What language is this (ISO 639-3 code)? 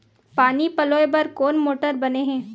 hne